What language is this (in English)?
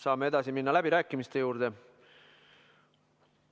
Estonian